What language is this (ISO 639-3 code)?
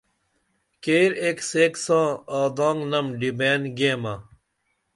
dml